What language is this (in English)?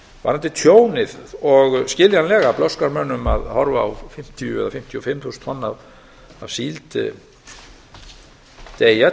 Icelandic